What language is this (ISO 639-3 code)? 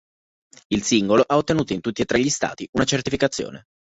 ita